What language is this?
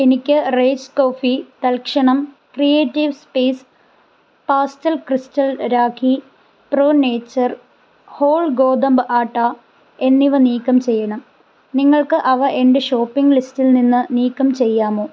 Malayalam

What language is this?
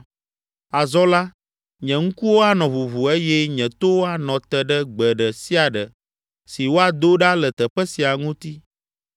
Ewe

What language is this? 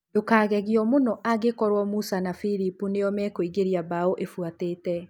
Kikuyu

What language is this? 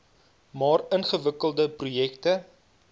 Afrikaans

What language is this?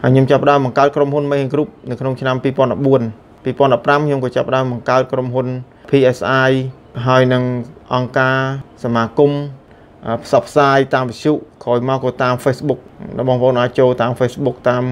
Thai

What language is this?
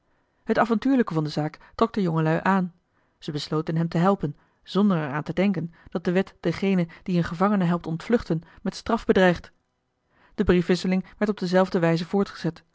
Dutch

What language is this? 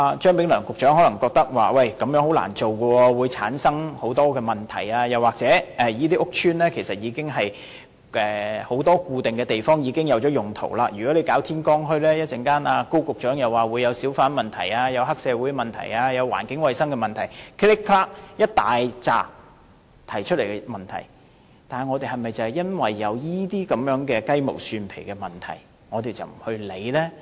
Cantonese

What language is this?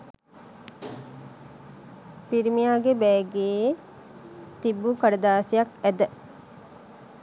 Sinhala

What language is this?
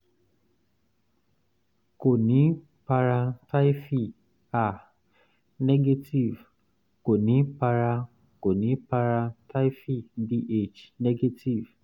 Yoruba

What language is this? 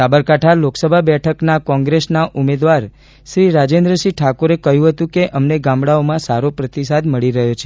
Gujarati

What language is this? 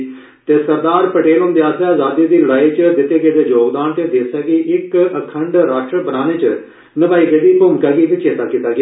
Dogri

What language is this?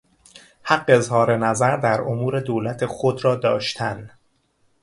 Persian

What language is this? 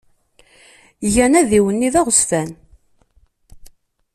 Kabyle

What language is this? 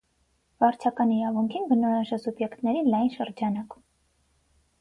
Armenian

